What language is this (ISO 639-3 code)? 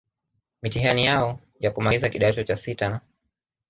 swa